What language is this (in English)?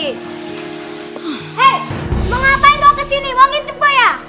Indonesian